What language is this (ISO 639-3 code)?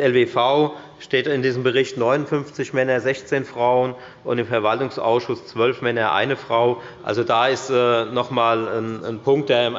deu